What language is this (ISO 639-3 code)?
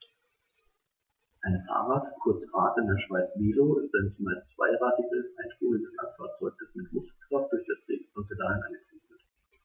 deu